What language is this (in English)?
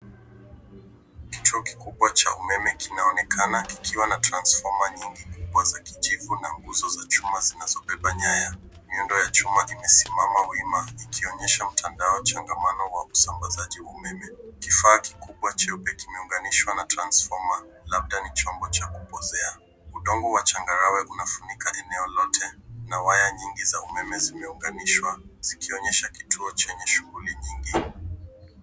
Swahili